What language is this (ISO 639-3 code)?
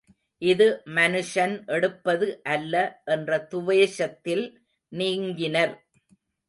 tam